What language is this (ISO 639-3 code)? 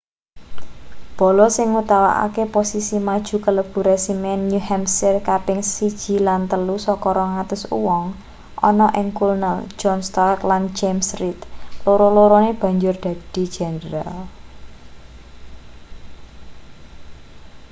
jav